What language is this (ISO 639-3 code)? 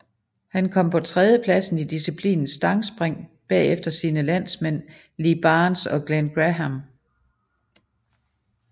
dan